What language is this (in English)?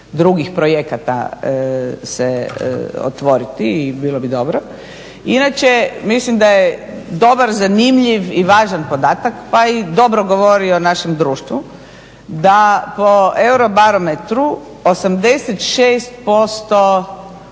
Croatian